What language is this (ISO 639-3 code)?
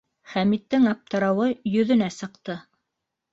bak